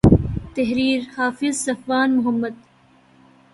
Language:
Urdu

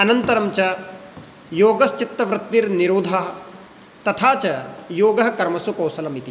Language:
Sanskrit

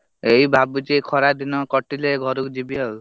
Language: Odia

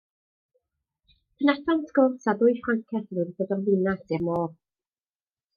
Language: Welsh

